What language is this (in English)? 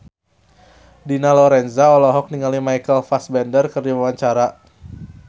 Sundanese